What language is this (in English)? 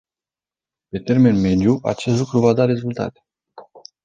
Romanian